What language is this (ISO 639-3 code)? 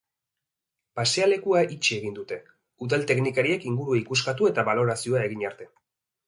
eus